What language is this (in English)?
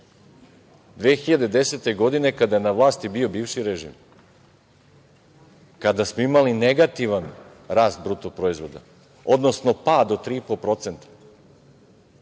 Serbian